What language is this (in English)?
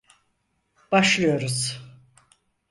Turkish